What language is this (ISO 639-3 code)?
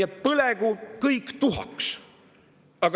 est